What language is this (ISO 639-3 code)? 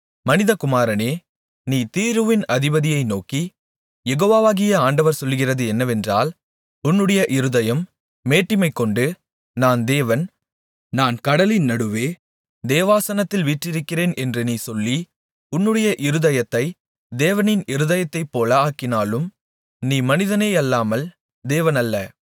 tam